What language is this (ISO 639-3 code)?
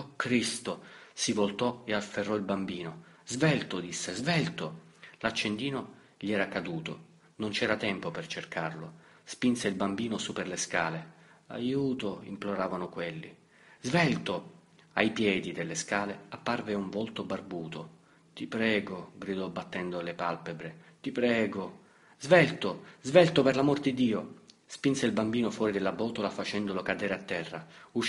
ita